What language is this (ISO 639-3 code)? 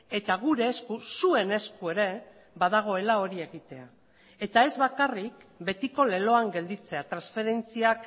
eus